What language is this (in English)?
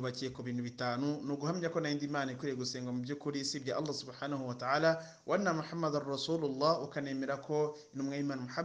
Arabic